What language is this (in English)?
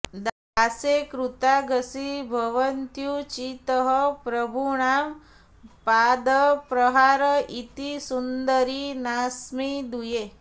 Sanskrit